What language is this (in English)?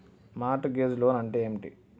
Telugu